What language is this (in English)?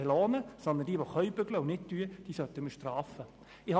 Swiss German